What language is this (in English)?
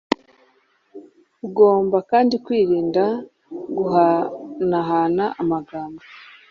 Kinyarwanda